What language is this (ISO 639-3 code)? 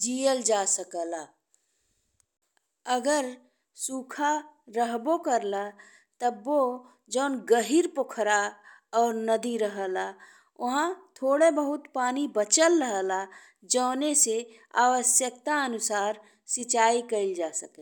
bho